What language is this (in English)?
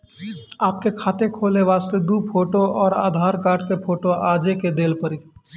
Maithili